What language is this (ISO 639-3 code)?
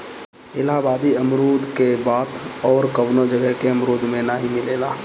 bho